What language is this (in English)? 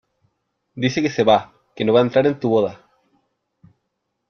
Spanish